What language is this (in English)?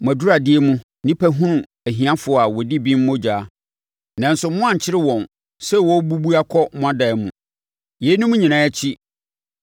Akan